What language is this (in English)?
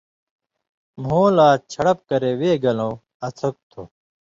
Indus Kohistani